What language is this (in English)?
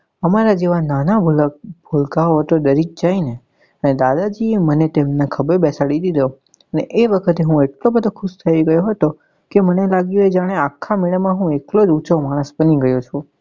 Gujarati